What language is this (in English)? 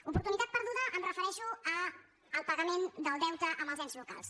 Catalan